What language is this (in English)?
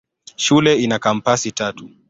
Swahili